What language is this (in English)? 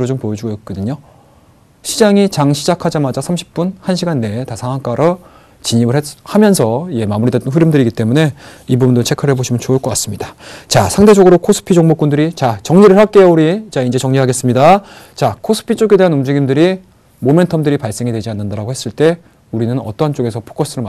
Korean